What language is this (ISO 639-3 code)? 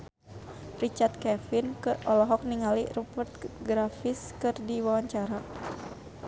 sun